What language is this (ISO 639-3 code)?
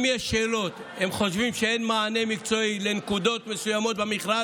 heb